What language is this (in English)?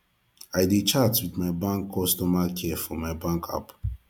Nigerian Pidgin